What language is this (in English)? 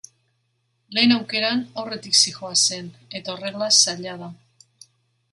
Basque